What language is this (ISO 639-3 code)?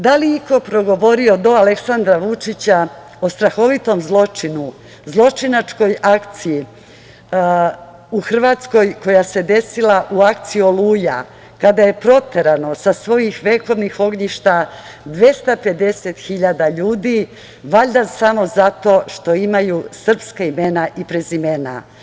srp